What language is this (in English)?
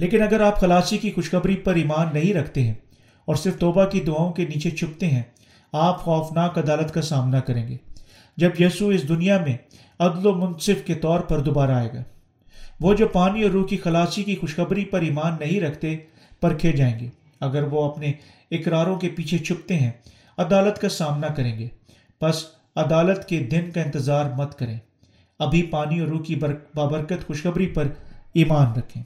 Urdu